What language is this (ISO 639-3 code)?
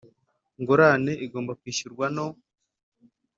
kin